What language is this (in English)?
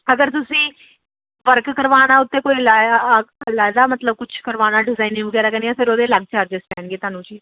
Punjabi